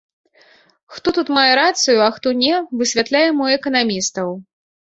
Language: Belarusian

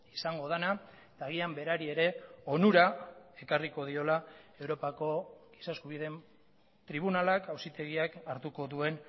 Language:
Basque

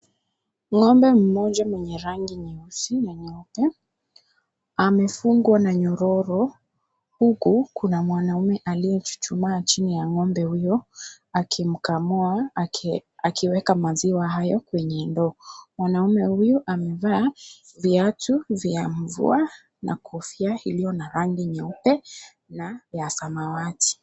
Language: Swahili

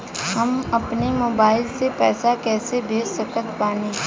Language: Bhojpuri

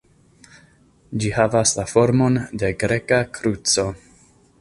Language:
Esperanto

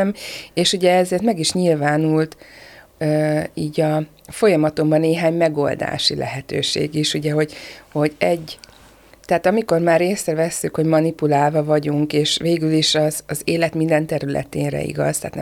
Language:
Hungarian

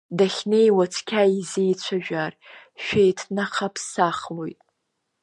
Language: Abkhazian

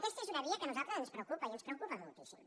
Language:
Catalan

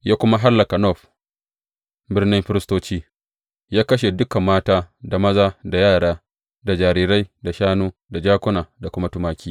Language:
Hausa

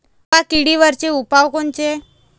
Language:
Marathi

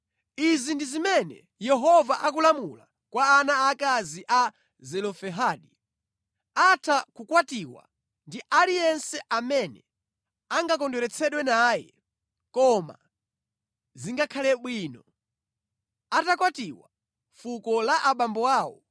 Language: Nyanja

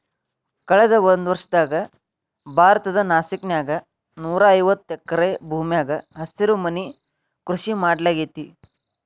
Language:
Kannada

